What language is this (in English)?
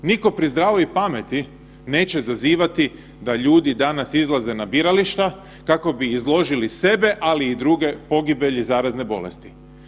Croatian